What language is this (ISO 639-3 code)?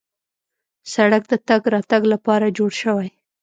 pus